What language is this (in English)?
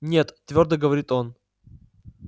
Russian